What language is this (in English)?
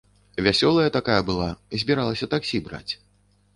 Belarusian